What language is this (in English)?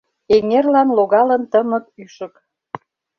Mari